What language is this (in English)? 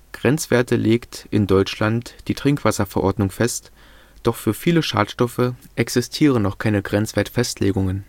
German